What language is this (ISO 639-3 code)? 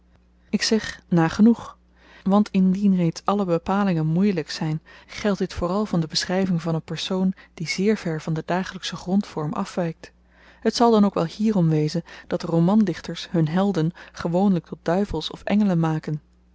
nld